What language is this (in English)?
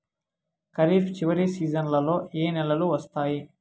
Telugu